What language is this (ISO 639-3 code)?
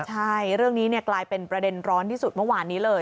tha